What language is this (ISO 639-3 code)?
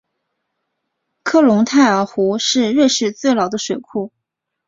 zho